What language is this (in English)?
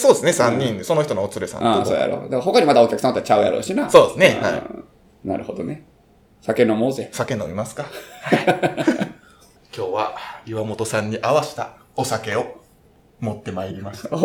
Japanese